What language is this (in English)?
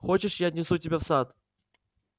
Russian